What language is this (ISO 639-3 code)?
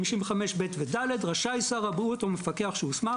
heb